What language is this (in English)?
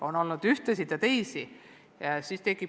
Estonian